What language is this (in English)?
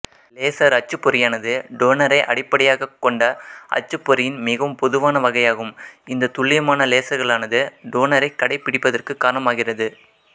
Tamil